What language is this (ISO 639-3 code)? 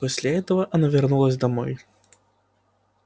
rus